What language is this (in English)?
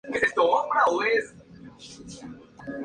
Spanish